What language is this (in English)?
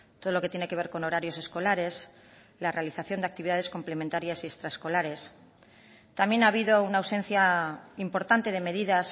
Spanish